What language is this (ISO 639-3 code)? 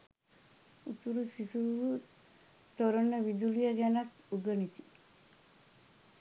sin